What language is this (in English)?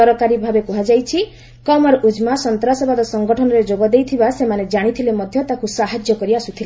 Odia